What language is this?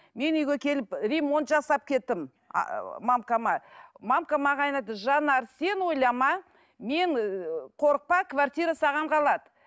Kazakh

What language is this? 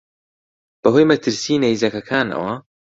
Central Kurdish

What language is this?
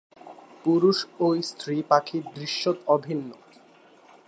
Bangla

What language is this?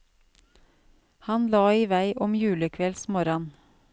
Norwegian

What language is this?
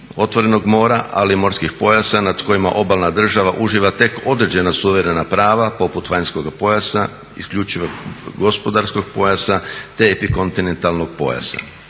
Croatian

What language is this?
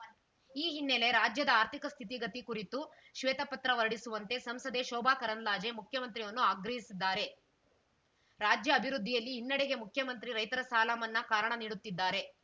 Kannada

